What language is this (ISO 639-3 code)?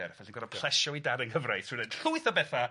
cym